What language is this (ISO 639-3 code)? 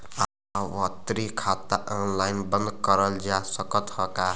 bho